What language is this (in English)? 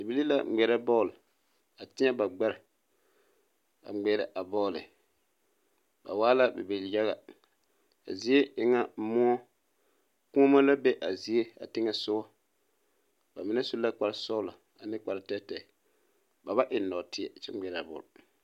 Southern Dagaare